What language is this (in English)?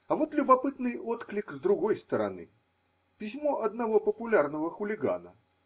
Russian